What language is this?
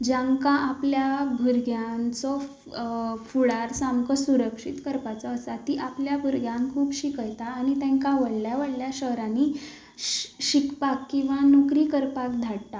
Konkani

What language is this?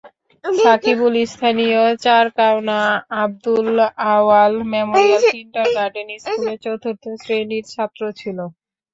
Bangla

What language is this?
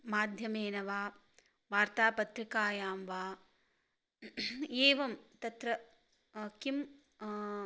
Sanskrit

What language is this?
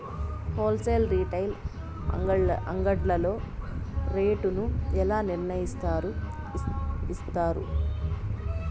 Telugu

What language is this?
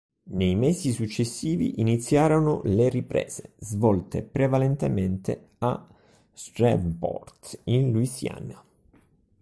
Italian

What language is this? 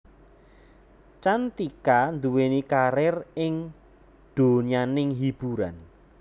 Javanese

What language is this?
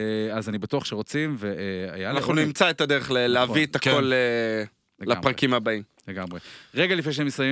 Hebrew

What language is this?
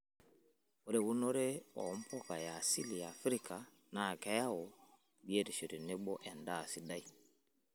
Masai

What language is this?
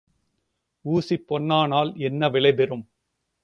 Tamil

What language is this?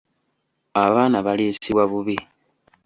Ganda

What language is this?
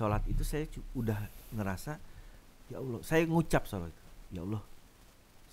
Indonesian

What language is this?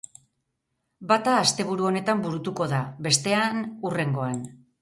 Basque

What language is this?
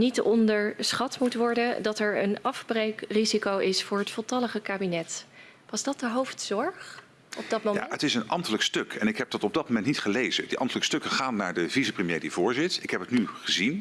Dutch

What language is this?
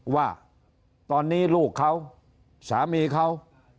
Thai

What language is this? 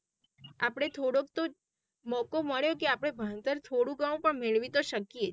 Gujarati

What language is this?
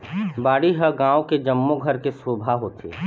Chhattisgarhi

